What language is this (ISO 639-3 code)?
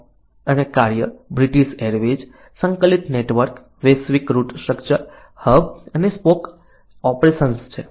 guj